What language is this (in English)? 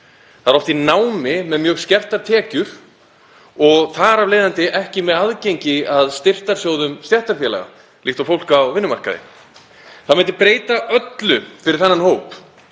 Icelandic